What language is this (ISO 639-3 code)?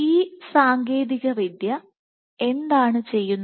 mal